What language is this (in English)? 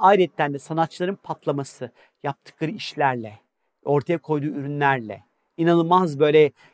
Turkish